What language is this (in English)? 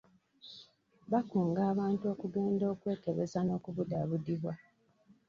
Ganda